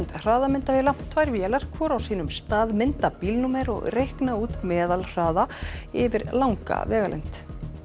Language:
Icelandic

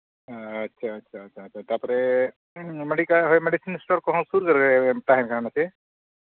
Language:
Santali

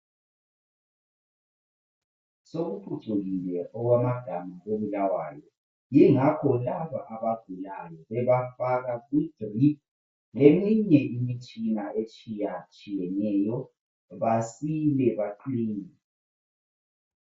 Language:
North Ndebele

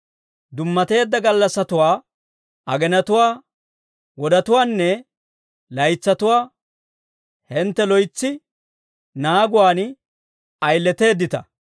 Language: Dawro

